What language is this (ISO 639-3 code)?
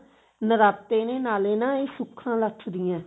pan